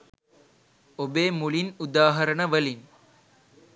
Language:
Sinhala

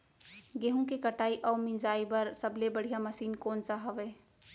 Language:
Chhattisgarhi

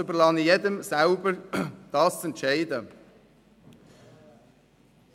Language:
Swiss German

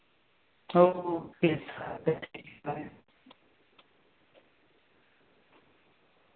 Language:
Marathi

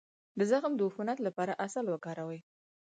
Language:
Pashto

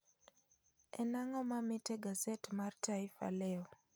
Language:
Luo (Kenya and Tanzania)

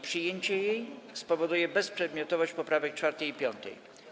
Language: Polish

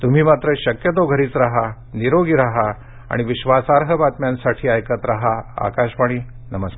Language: Marathi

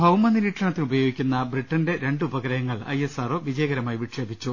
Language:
Malayalam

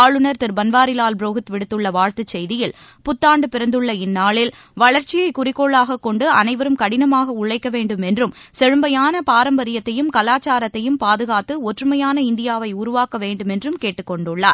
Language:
Tamil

